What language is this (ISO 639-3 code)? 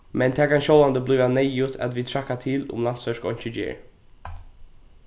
fao